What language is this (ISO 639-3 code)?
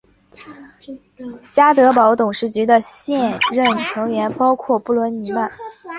zho